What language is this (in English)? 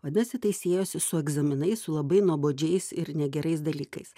Lithuanian